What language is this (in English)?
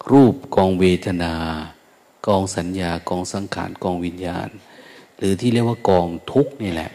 Thai